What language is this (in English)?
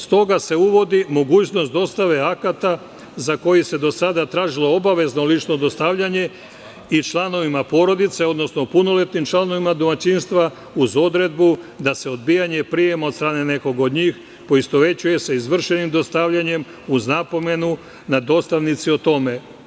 Serbian